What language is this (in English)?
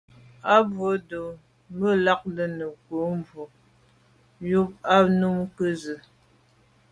Medumba